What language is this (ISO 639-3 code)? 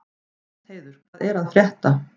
isl